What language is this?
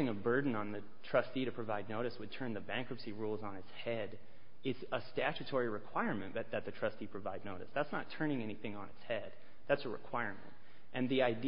English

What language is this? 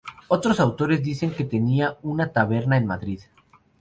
Spanish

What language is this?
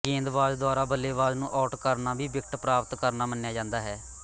Punjabi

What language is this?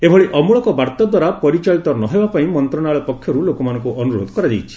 Odia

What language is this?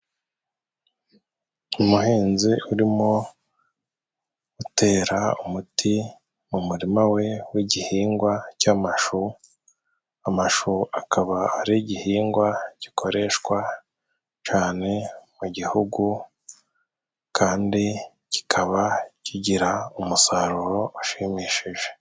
Kinyarwanda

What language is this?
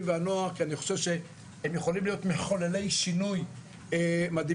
Hebrew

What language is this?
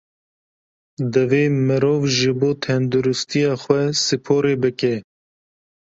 Kurdish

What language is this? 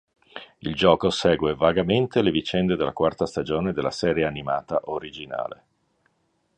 Italian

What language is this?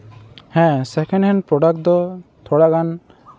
Santali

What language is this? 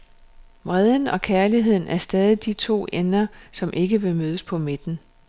Danish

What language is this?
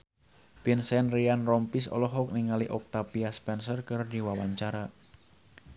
Sundanese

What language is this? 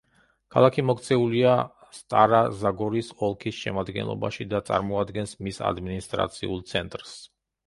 Georgian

